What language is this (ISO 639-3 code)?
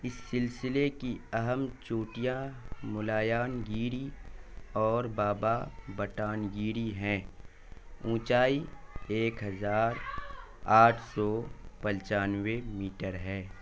urd